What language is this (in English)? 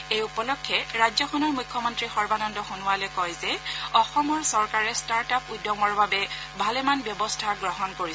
Assamese